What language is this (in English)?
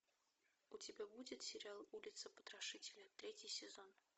Russian